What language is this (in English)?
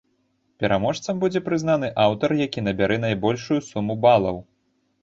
Belarusian